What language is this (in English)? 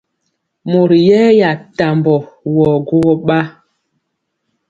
Mpiemo